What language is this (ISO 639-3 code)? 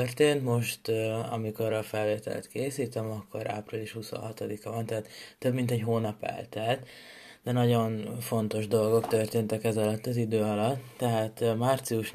hun